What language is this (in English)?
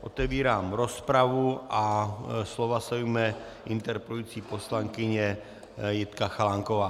Czech